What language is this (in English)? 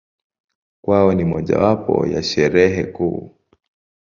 Swahili